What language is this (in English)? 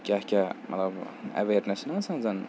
Kashmiri